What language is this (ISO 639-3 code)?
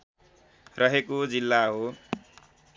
nep